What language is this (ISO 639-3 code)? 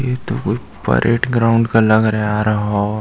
hin